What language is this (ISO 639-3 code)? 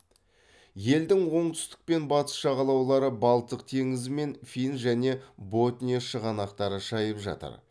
kaz